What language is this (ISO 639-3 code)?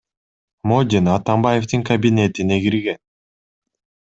kir